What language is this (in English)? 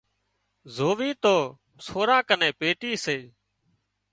Wadiyara Koli